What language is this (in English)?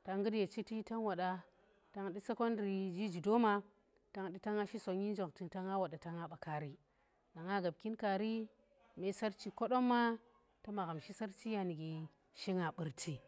Tera